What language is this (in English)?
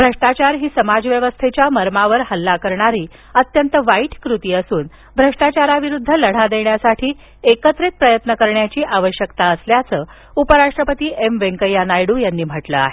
Marathi